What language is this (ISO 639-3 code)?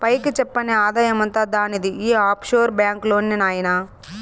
tel